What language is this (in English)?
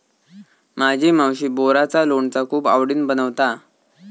Marathi